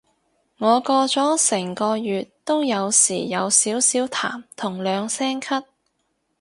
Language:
Cantonese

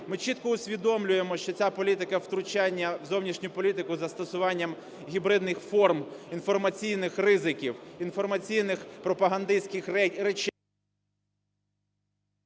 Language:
Ukrainian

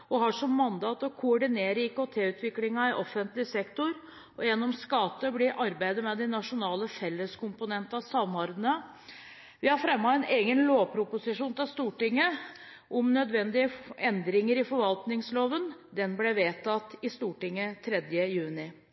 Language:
Norwegian Bokmål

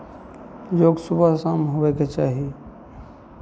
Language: Maithili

